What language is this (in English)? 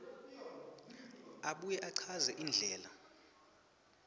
Swati